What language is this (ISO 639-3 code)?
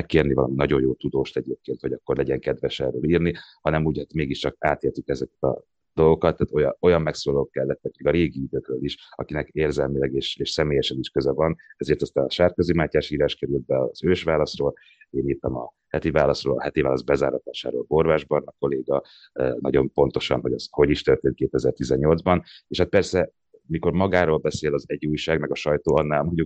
hun